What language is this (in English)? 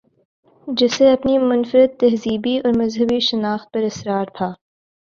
Urdu